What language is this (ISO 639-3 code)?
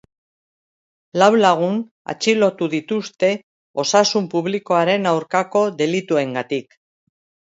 eus